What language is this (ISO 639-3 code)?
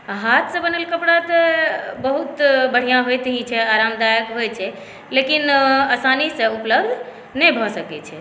mai